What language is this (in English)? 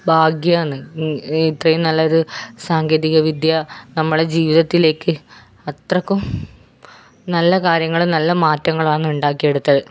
Malayalam